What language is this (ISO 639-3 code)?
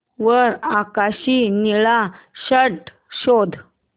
mar